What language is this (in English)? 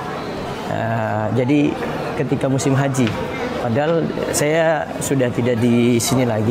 Indonesian